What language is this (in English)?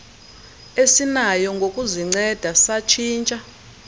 Xhosa